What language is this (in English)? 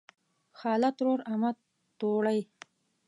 Pashto